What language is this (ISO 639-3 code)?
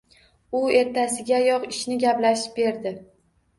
uzb